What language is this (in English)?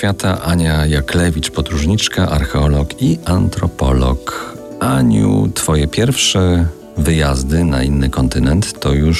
Polish